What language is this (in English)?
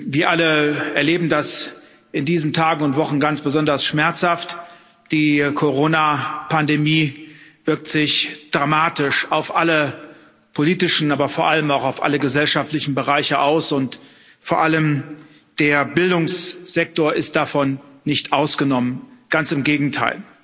German